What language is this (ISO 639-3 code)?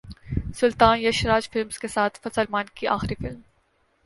urd